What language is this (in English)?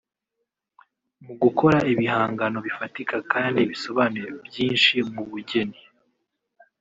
Kinyarwanda